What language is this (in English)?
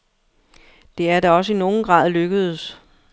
Danish